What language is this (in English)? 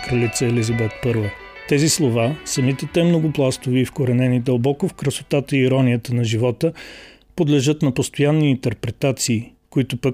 Bulgarian